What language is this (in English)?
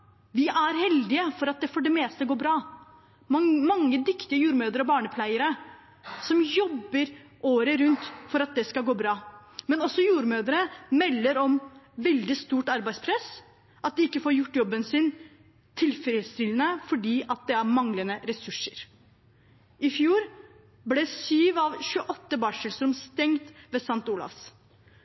Norwegian Bokmål